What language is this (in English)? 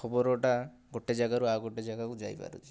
Odia